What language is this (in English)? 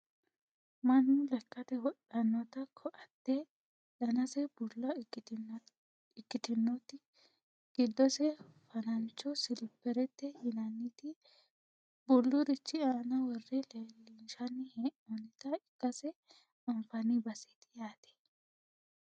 Sidamo